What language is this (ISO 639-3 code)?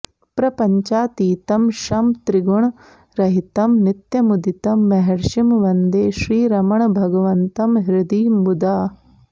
san